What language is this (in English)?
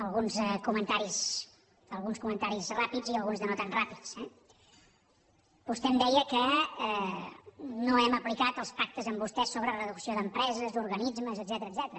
Catalan